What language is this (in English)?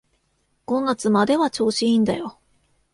Japanese